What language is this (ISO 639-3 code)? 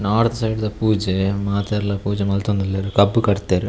tcy